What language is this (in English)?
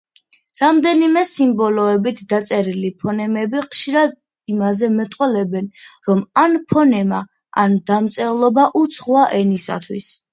Georgian